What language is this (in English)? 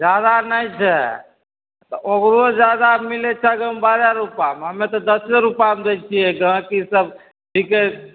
Maithili